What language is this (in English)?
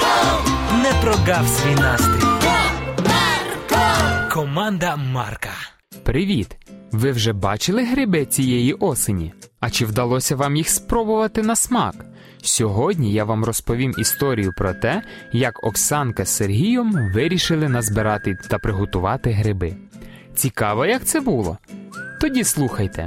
Ukrainian